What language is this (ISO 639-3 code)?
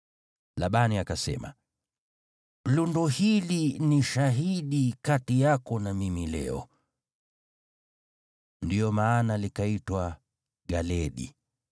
swa